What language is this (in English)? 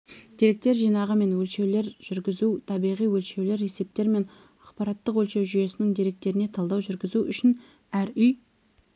Kazakh